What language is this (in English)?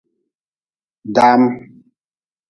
Nawdm